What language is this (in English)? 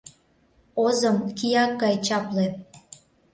Mari